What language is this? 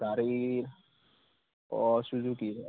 Assamese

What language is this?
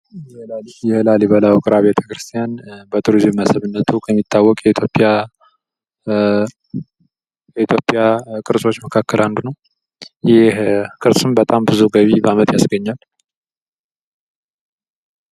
Amharic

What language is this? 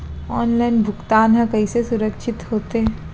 Chhattisgarhi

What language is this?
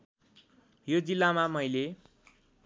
Nepali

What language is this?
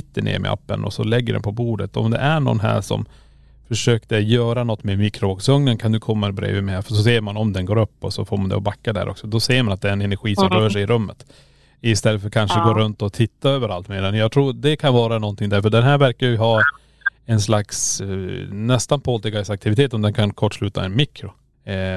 Swedish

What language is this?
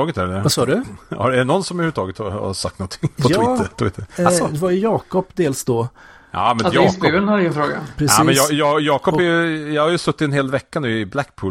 Swedish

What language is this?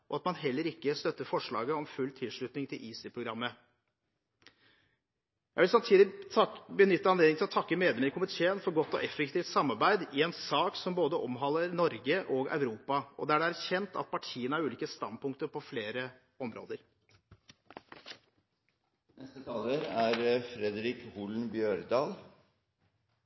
Norwegian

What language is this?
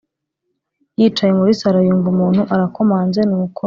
Kinyarwanda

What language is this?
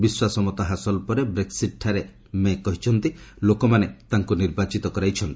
Odia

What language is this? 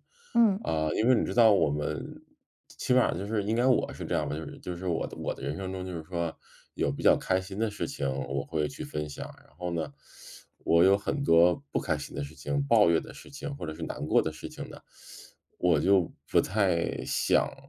Chinese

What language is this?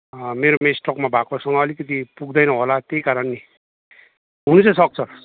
Nepali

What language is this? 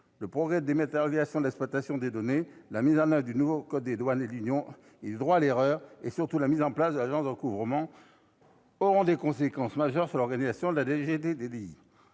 French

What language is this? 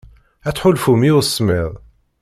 Kabyle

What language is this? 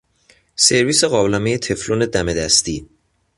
Persian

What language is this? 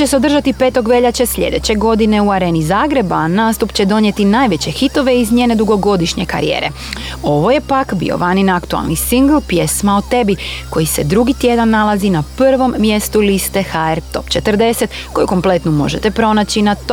Croatian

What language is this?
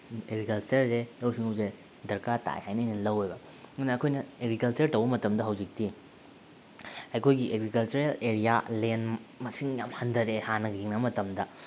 Manipuri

